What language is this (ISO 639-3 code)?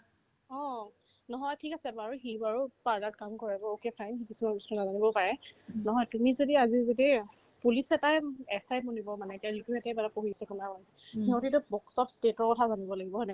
asm